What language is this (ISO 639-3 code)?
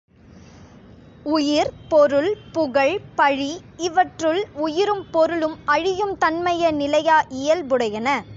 tam